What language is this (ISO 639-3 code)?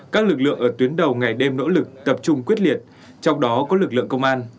vie